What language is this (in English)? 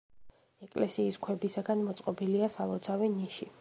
Georgian